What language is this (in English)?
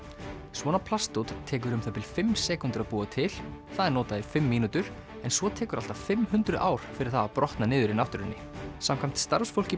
Icelandic